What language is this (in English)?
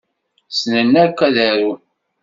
Kabyle